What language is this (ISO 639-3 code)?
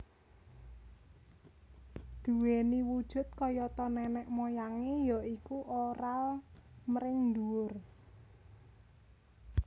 jav